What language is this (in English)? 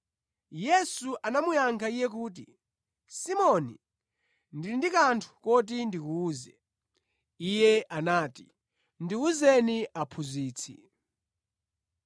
Nyanja